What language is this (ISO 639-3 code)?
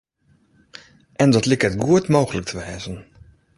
fry